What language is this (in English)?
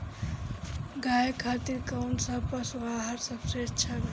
Bhojpuri